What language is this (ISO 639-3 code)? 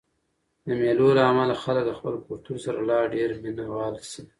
pus